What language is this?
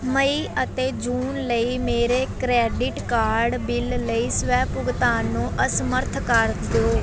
Punjabi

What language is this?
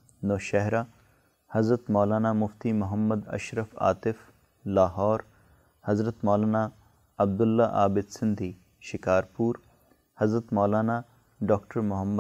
Urdu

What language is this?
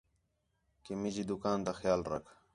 Khetrani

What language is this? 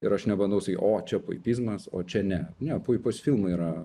Lithuanian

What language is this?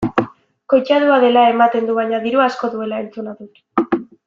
Basque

